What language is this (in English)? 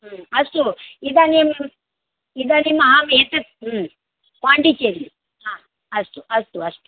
Sanskrit